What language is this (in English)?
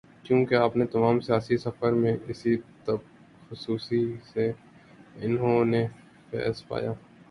Urdu